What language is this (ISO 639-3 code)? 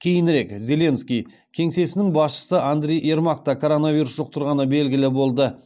kaz